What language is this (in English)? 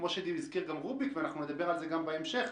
Hebrew